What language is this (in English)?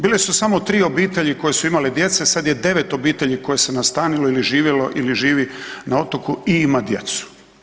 Croatian